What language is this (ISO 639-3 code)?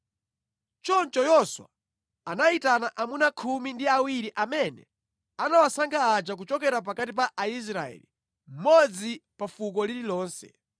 nya